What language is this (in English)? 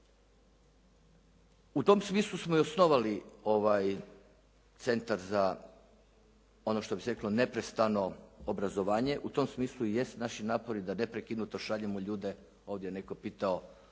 Croatian